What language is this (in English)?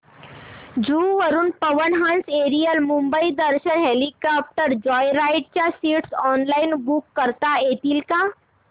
Marathi